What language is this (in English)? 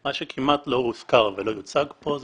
Hebrew